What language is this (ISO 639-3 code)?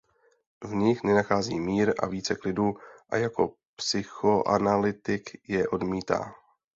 ces